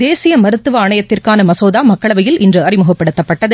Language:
Tamil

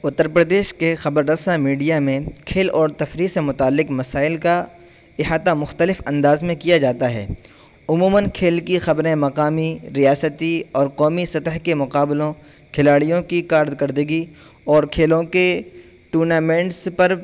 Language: Urdu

